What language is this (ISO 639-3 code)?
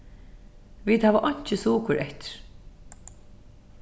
fao